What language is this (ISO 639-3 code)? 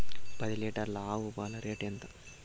tel